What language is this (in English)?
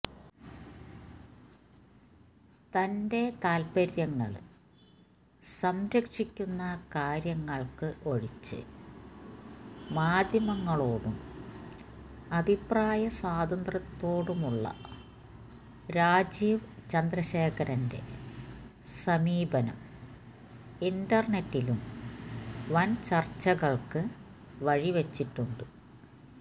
Malayalam